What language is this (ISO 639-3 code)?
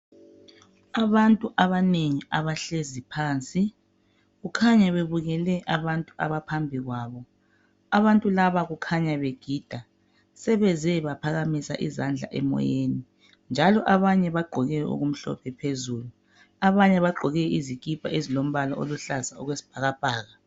nde